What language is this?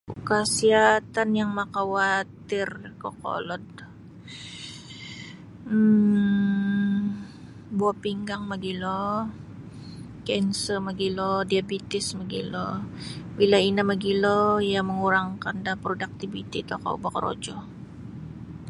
Sabah Bisaya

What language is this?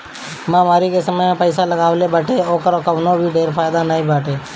Bhojpuri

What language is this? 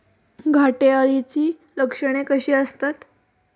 Marathi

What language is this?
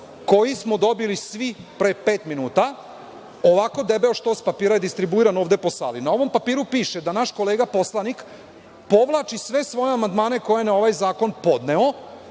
Serbian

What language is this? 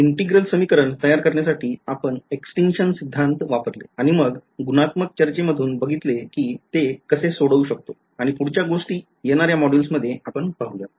Marathi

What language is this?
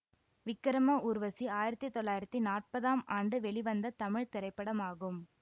Tamil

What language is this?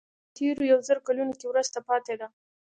Pashto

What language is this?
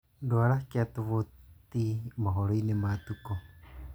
Kikuyu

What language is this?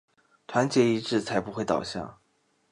Chinese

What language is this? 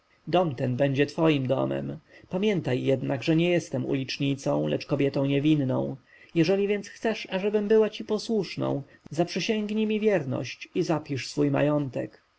Polish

